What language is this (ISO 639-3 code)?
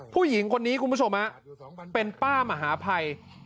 tha